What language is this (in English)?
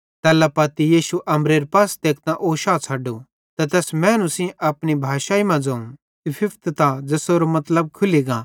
Bhadrawahi